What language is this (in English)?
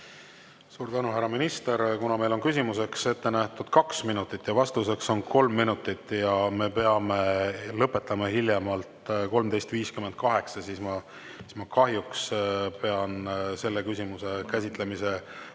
Estonian